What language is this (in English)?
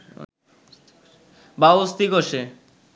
Bangla